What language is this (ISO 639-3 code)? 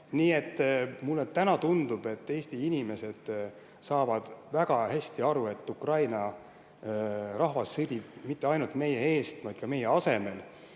est